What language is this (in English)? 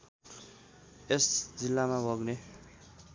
Nepali